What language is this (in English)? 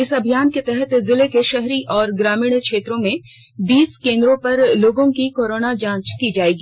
Hindi